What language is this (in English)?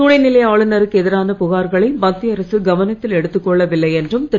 Tamil